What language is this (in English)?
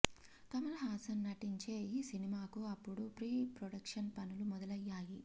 Telugu